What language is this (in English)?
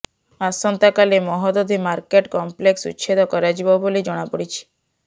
Odia